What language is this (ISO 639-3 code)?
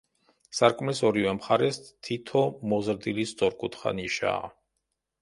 kat